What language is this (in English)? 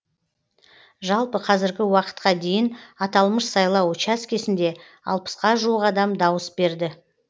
Kazakh